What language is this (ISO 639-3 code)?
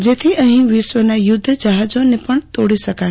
guj